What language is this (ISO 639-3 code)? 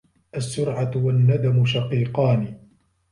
ara